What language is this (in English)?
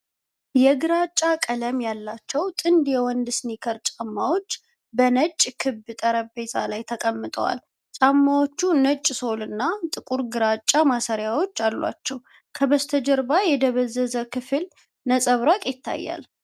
Amharic